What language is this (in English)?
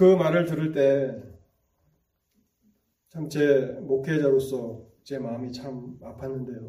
Korean